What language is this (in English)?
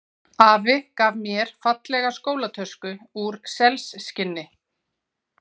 Icelandic